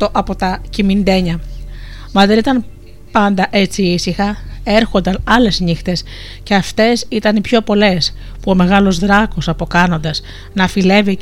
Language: Greek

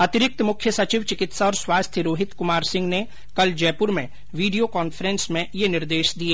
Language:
Hindi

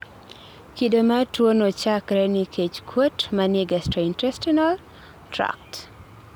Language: Luo (Kenya and Tanzania)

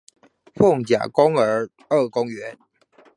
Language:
Chinese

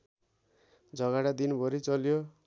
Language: Nepali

